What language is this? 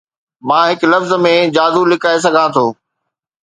Sindhi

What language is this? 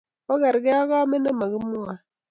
Kalenjin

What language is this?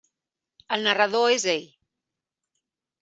Catalan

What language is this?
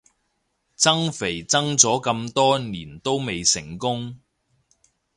Cantonese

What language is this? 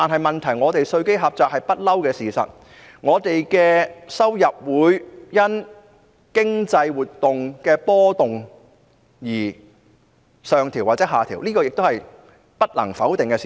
Cantonese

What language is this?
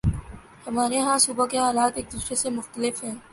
Urdu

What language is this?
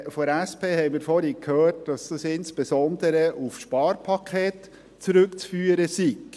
Swiss German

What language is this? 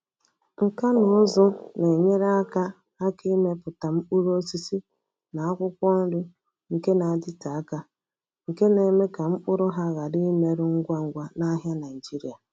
Igbo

